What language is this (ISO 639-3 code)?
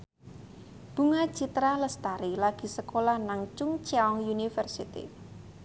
jav